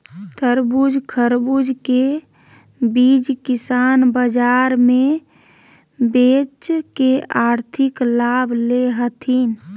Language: Magahi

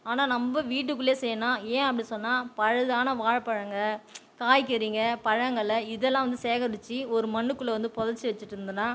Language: Tamil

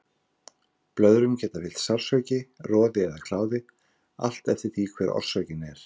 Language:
Icelandic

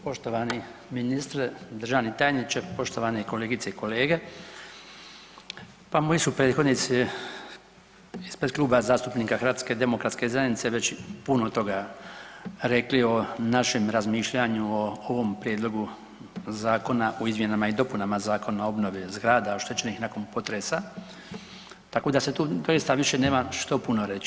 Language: Croatian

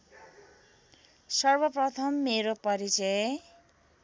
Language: Nepali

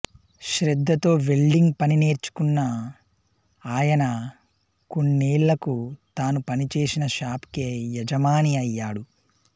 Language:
Telugu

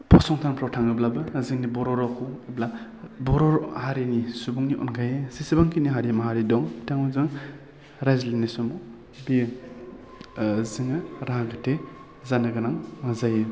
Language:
Bodo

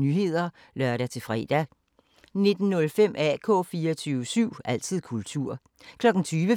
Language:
Danish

